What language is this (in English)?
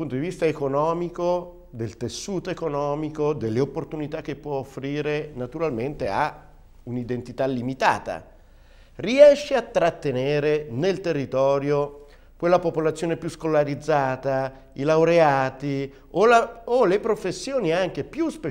Italian